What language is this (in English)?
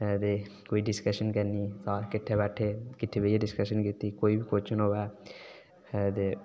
Dogri